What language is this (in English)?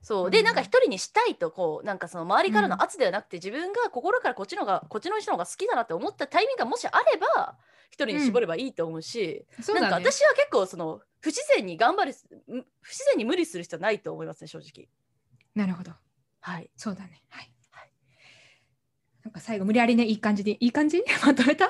Japanese